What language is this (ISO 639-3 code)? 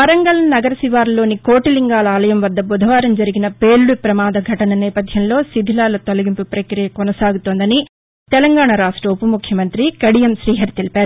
tel